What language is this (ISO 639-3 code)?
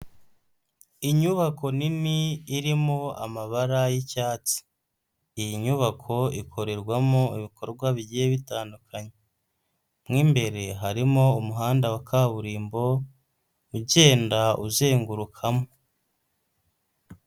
kin